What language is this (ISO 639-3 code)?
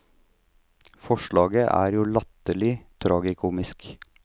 nor